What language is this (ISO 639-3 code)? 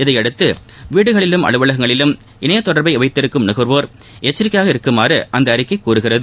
tam